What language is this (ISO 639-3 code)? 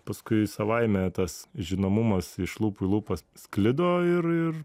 lit